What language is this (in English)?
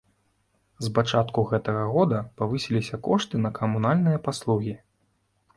Belarusian